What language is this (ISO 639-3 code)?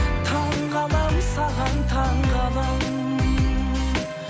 kaz